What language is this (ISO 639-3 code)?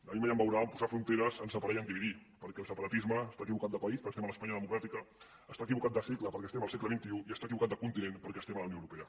cat